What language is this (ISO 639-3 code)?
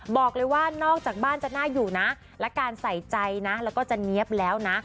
tha